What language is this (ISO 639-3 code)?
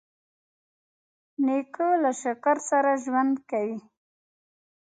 pus